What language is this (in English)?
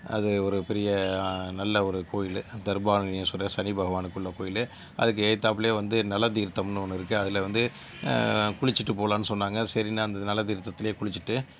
Tamil